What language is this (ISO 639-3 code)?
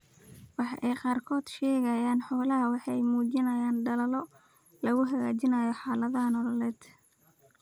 som